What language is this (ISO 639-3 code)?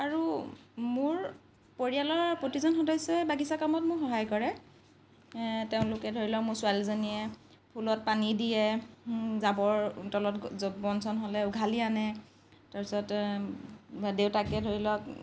asm